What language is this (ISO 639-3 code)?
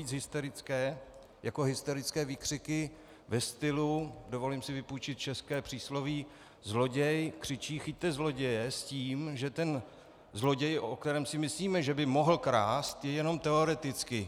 ces